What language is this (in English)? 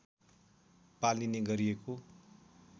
Nepali